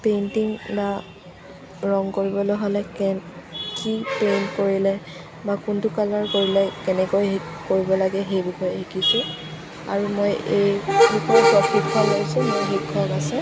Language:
Assamese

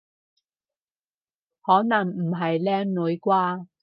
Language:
Cantonese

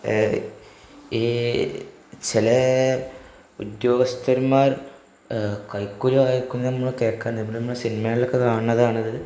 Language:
Malayalam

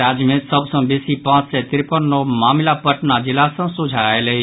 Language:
Maithili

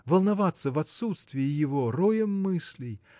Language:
Russian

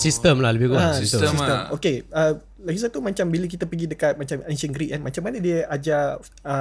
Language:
Malay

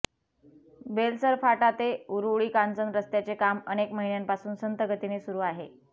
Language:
Marathi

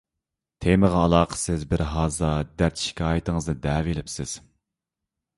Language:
Uyghur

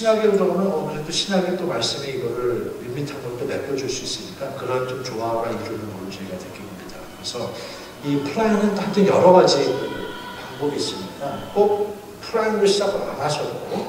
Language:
Korean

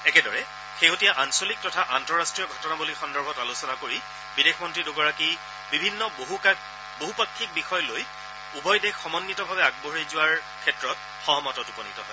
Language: Assamese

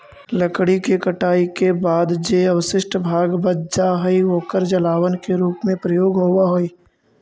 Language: Magahi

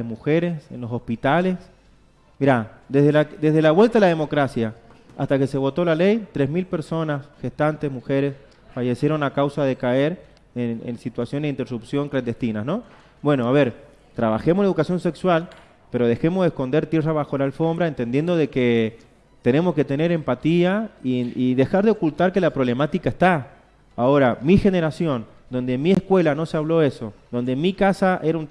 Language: Spanish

